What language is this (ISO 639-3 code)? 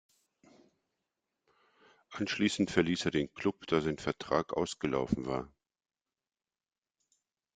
deu